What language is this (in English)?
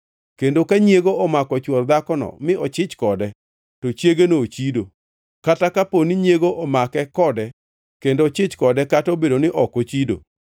Luo (Kenya and Tanzania)